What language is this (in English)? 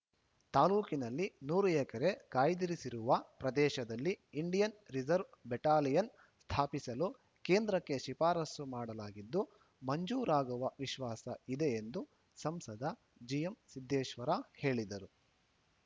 Kannada